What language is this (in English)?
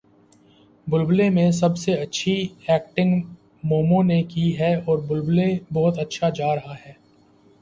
Urdu